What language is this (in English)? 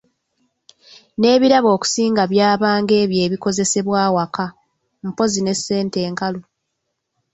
Ganda